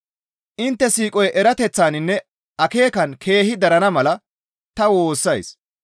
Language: Gamo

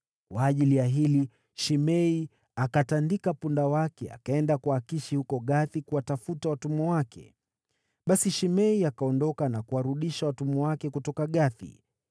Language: Swahili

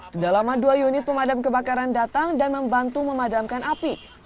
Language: Indonesian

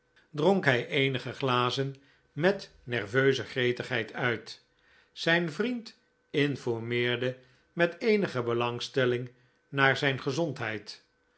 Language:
Dutch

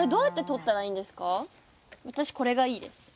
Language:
Japanese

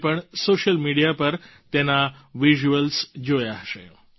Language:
Gujarati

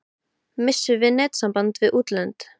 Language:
Icelandic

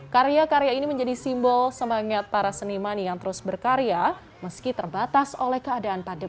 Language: Indonesian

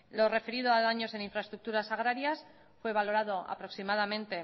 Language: Spanish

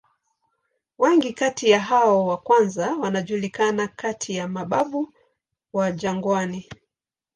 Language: Swahili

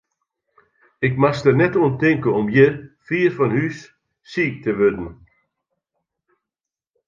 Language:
Western Frisian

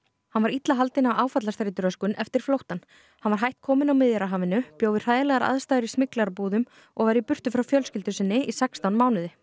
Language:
Icelandic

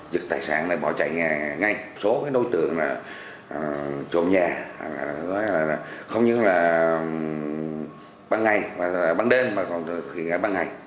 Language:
Vietnamese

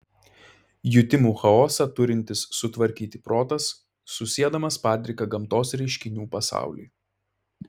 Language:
Lithuanian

